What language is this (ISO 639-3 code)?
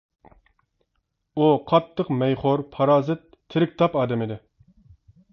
uig